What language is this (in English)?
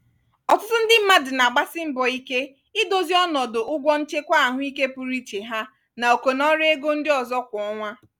Igbo